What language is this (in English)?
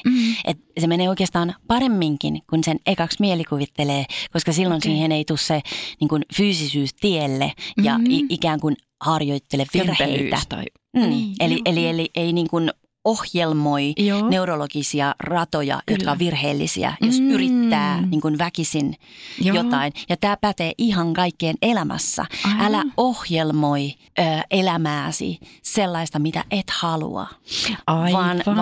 Finnish